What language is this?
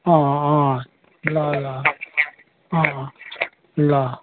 Nepali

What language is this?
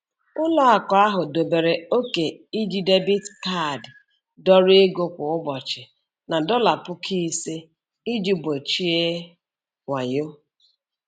Igbo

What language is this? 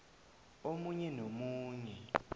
South Ndebele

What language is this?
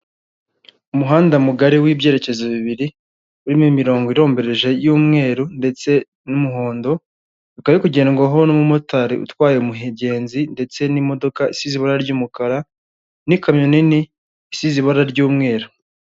Kinyarwanda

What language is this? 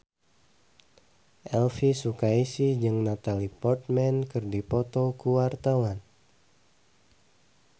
Sundanese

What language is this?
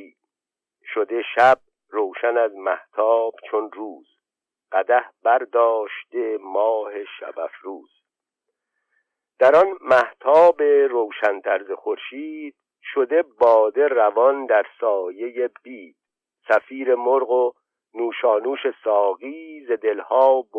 Persian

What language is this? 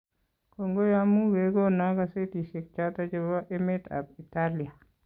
Kalenjin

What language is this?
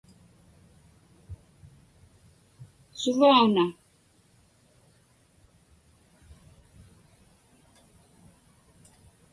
Inupiaq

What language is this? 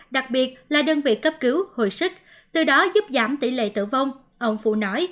Vietnamese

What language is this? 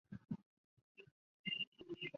Chinese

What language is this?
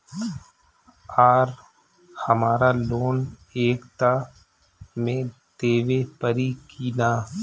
Bhojpuri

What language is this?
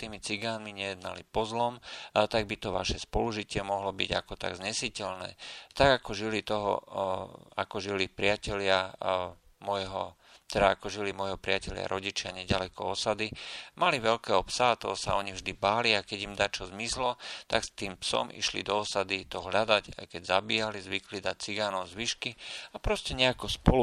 Slovak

